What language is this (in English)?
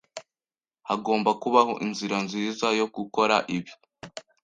Kinyarwanda